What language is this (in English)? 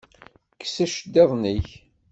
Kabyle